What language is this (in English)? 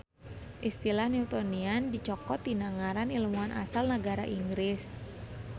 Sundanese